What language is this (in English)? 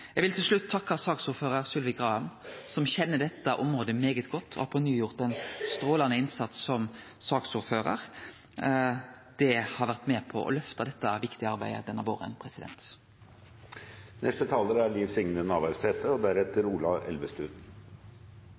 Norwegian Nynorsk